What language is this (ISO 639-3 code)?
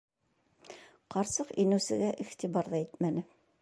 bak